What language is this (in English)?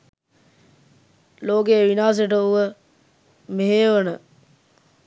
Sinhala